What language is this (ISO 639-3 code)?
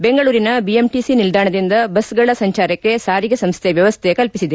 kan